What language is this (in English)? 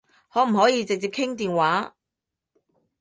Cantonese